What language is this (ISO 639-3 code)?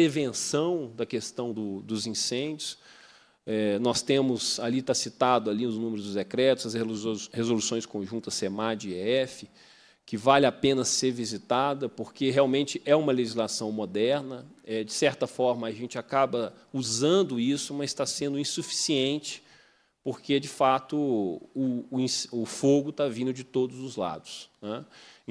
por